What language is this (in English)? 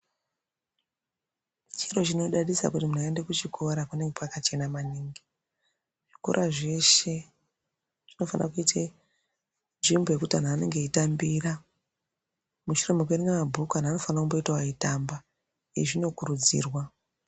Ndau